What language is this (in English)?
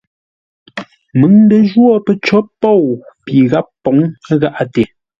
Ngombale